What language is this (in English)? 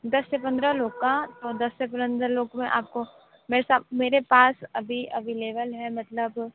Hindi